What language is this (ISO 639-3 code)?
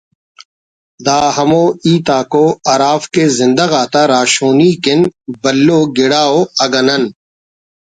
brh